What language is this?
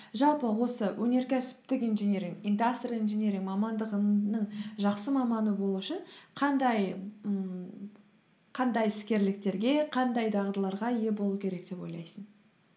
Kazakh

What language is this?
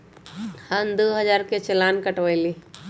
Magahi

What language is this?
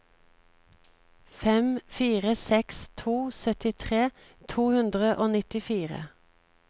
Norwegian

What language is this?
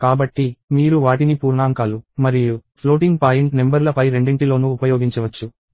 Telugu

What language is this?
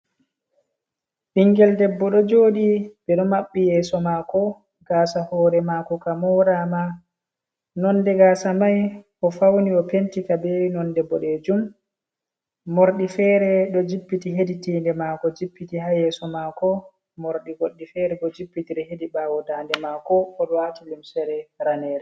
Fula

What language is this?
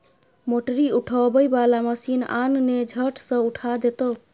Maithili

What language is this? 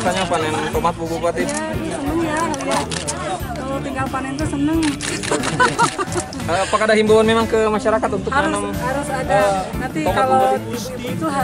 Indonesian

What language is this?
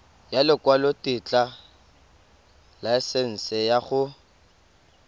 Tswana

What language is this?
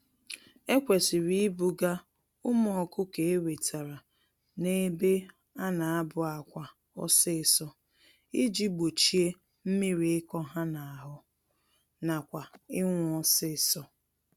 Igbo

